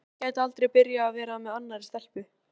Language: Icelandic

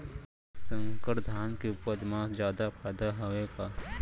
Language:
Chhattisgarhi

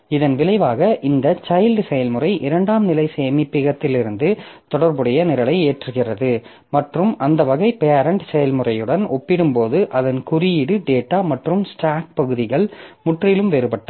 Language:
Tamil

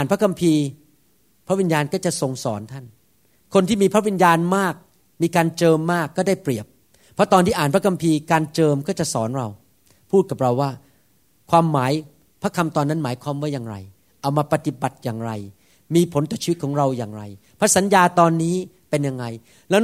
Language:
Thai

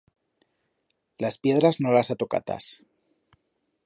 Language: Aragonese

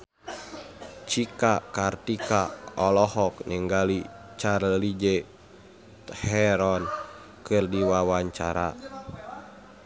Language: Sundanese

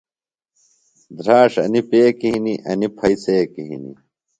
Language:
Phalura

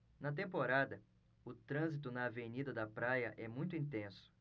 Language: Portuguese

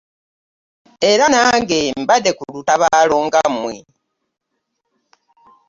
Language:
Ganda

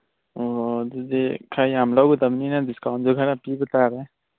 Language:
Manipuri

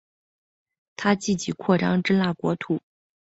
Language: Chinese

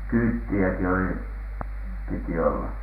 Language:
Finnish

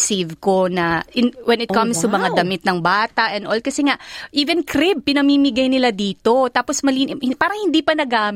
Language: Filipino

